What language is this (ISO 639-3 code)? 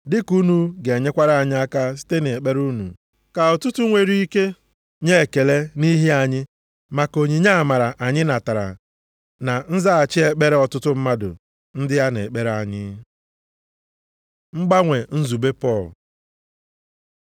ibo